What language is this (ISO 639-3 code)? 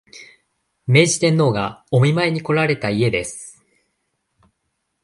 jpn